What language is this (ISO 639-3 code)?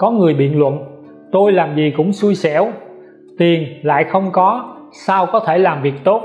vie